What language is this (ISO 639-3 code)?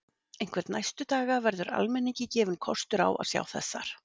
isl